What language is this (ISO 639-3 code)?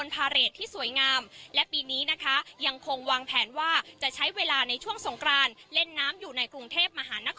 tha